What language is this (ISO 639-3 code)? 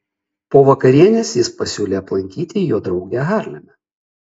lit